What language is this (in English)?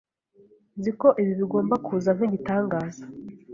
Kinyarwanda